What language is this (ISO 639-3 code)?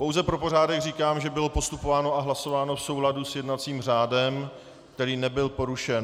ces